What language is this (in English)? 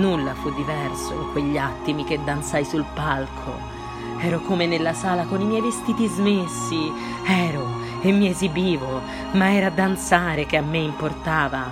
Italian